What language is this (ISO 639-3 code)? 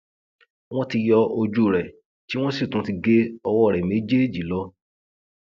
yor